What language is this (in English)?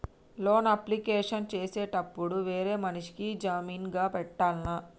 Telugu